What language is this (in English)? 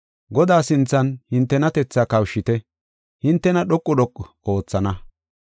Gofa